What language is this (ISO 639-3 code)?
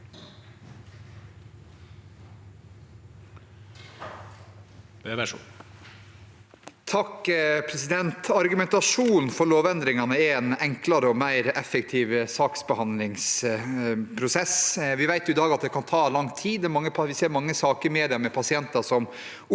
nor